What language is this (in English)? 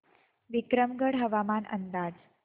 Marathi